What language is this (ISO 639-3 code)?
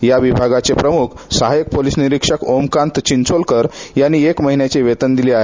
mar